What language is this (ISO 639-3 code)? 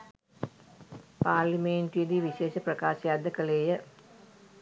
sin